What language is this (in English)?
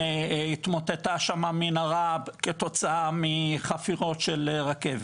Hebrew